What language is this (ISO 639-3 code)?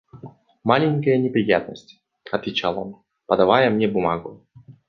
rus